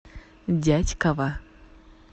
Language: Russian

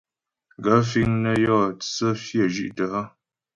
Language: Ghomala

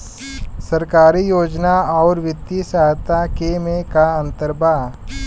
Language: Bhojpuri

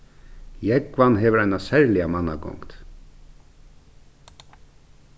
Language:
Faroese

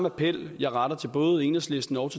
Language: Danish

